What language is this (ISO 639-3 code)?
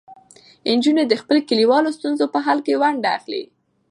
pus